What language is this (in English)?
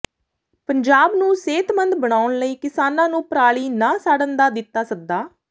Punjabi